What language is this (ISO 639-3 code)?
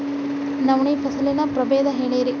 kan